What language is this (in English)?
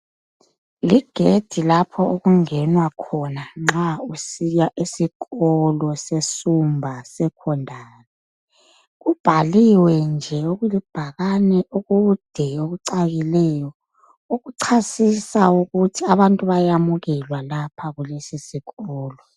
North Ndebele